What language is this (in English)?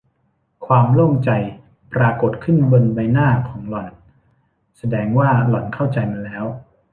Thai